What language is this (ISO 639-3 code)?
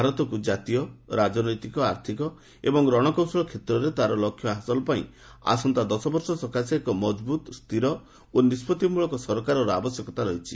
ori